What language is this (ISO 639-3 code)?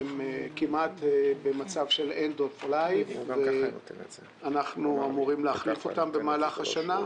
heb